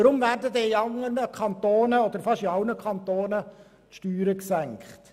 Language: Swiss German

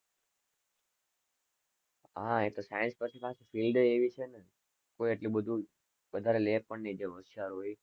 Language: Gujarati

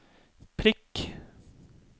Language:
Norwegian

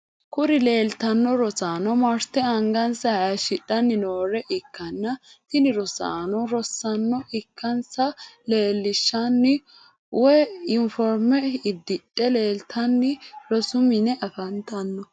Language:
Sidamo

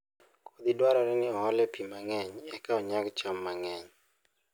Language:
Luo (Kenya and Tanzania)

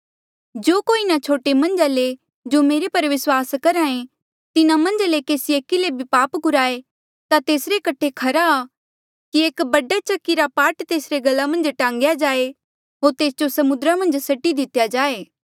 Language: Mandeali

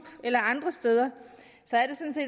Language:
Danish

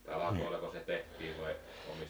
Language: Finnish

